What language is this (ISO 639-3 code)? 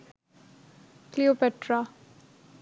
ben